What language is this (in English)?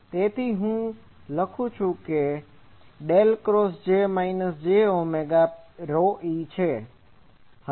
Gujarati